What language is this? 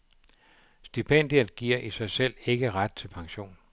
Danish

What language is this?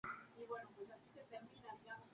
Spanish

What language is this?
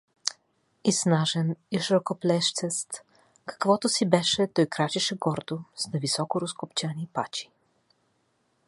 Bulgarian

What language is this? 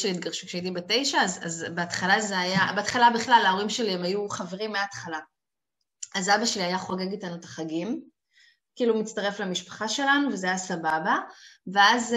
Hebrew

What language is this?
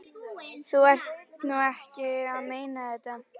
Icelandic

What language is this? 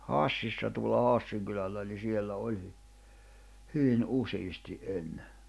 Finnish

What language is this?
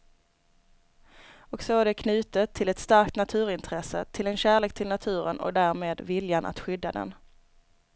Swedish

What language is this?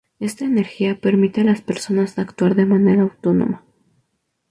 Spanish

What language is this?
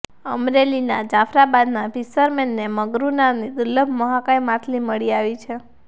Gujarati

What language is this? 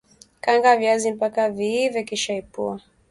Swahili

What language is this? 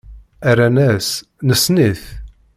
Kabyle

